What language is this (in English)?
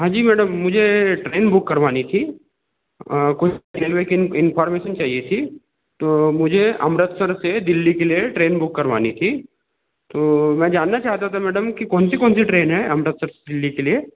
Hindi